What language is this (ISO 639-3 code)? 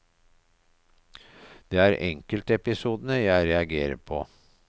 nor